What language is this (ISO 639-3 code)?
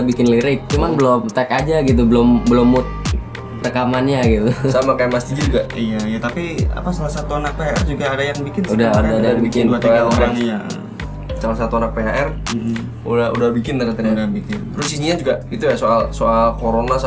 ind